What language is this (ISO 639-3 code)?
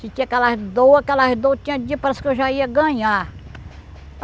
por